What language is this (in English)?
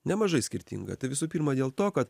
Lithuanian